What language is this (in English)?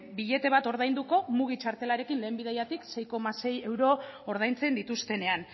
Basque